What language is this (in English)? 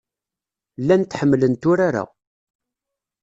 Kabyle